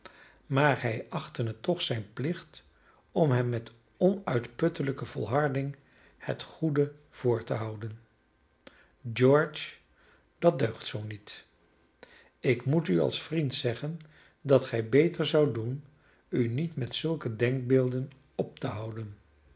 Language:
Dutch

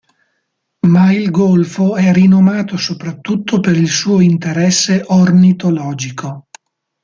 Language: Italian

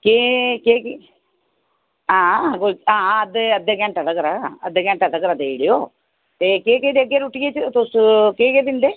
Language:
Dogri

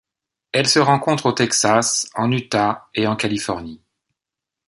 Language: French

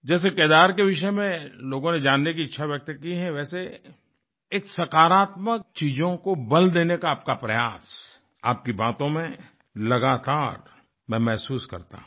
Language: Hindi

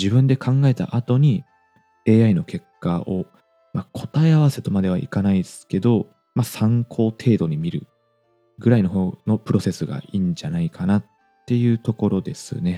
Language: Japanese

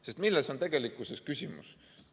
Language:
Estonian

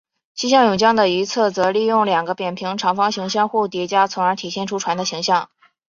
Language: Chinese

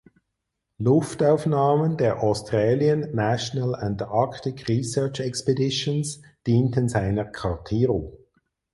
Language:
German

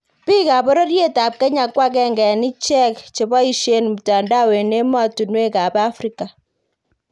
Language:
Kalenjin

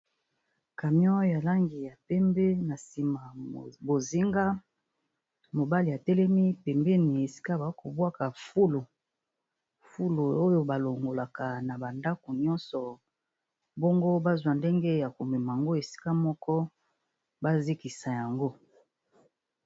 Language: Lingala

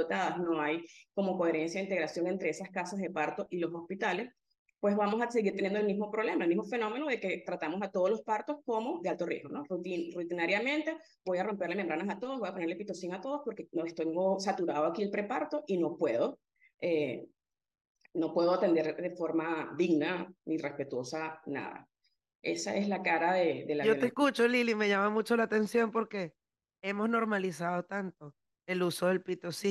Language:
Spanish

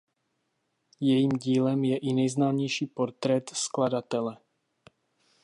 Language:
Czech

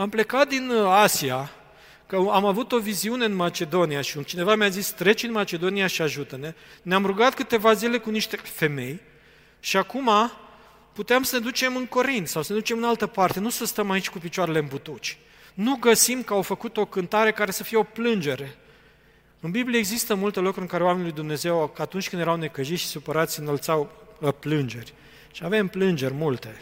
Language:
Romanian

